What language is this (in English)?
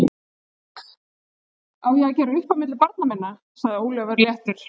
Icelandic